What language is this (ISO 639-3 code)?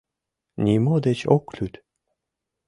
chm